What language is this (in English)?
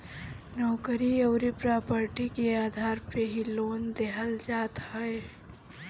Bhojpuri